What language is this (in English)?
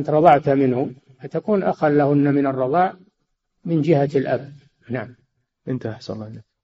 Arabic